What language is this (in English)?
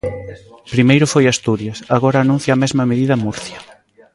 Galician